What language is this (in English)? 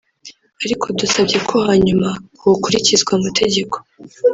Kinyarwanda